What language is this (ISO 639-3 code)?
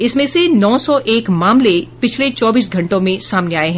hin